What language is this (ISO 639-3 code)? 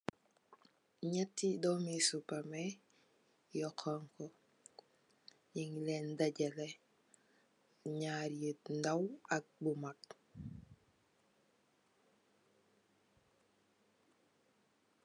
wol